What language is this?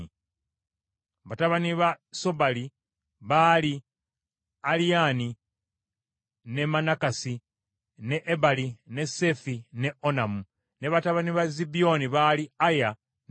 Ganda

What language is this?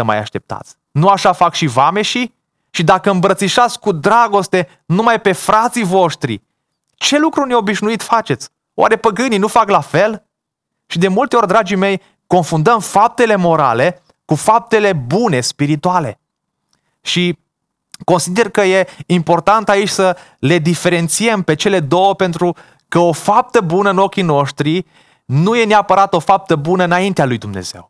Romanian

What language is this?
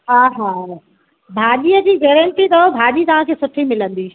Sindhi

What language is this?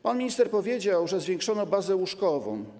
Polish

